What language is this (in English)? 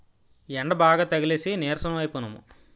Telugu